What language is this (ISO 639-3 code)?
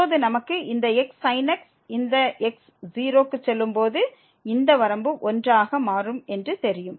tam